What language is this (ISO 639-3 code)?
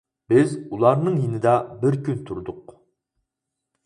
uig